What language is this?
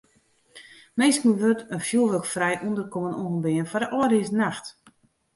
Western Frisian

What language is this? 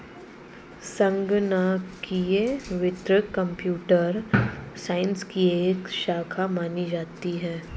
Hindi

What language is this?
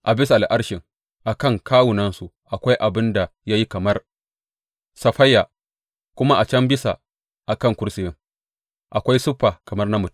Hausa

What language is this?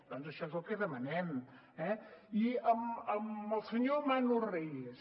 Catalan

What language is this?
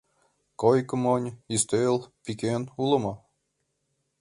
Mari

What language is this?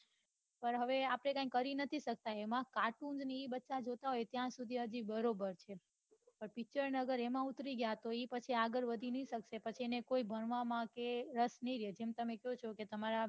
Gujarati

